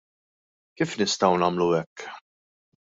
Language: Maltese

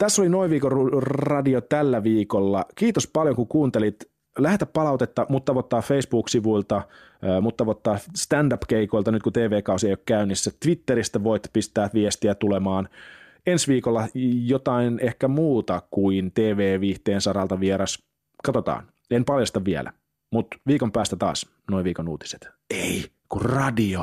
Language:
Finnish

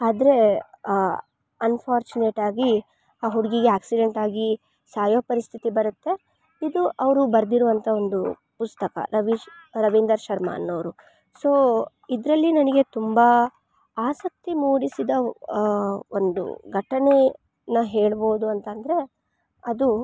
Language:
Kannada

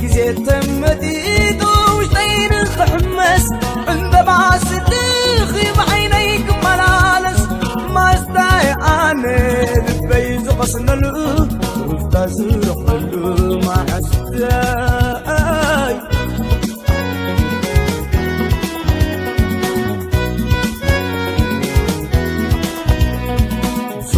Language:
Arabic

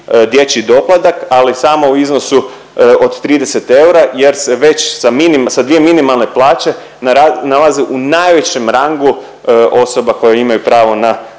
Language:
Croatian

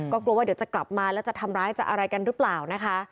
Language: Thai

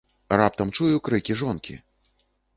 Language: Belarusian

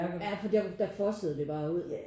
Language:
Danish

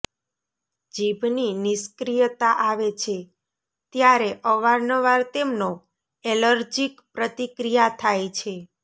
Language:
Gujarati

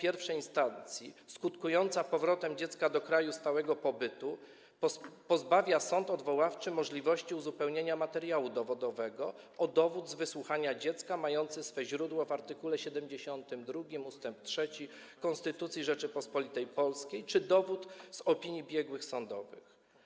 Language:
Polish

